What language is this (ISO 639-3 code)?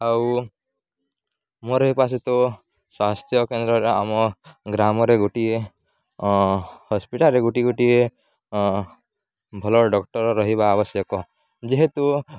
ori